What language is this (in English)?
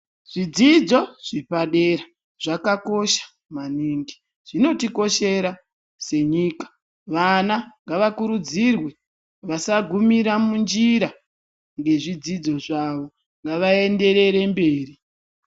Ndau